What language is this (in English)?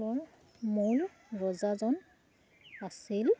Assamese